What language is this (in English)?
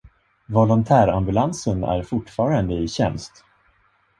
Swedish